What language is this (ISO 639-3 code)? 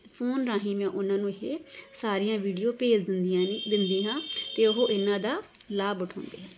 pan